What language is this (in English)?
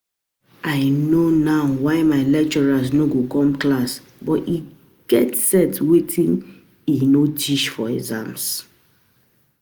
Nigerian Pidgin